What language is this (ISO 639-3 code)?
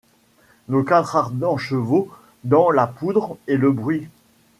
fra